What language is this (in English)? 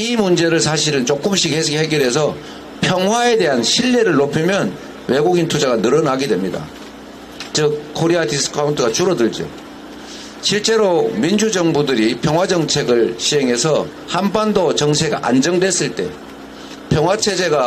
Korean